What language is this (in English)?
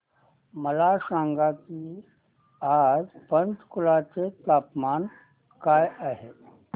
Marathi